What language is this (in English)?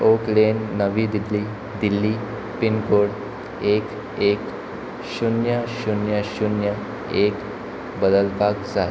Konkani